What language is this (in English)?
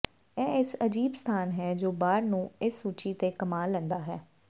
Punjabi